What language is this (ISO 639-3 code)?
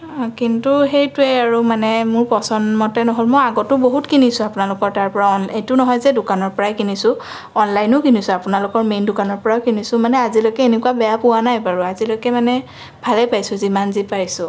asm